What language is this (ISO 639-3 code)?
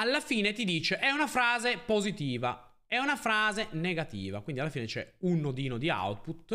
ita